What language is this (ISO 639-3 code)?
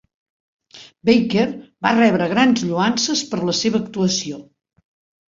cat